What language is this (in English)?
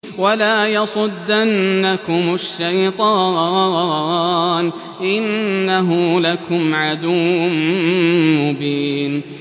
Arabic